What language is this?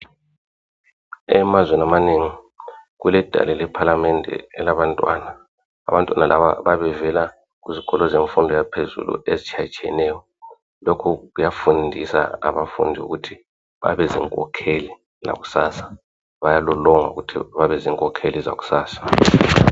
North Ndebele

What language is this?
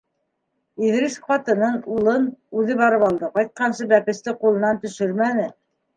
Bashkir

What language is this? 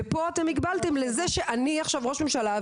Hebrew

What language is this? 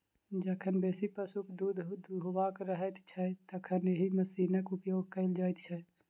Maithili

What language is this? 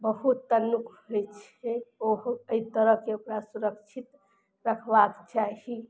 Maithili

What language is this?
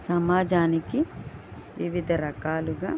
Telugu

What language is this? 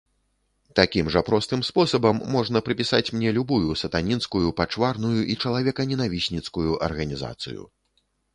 Belarusian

